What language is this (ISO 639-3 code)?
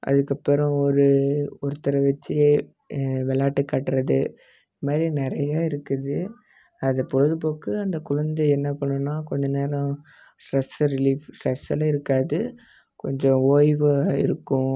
tam